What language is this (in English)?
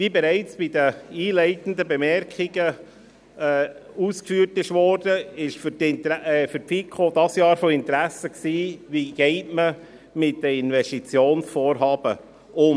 Swiss German